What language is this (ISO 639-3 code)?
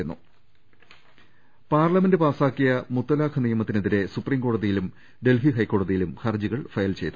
mal